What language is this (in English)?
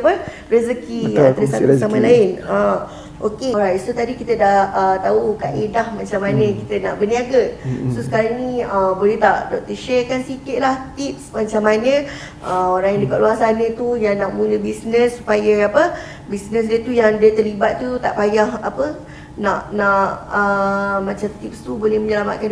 Malay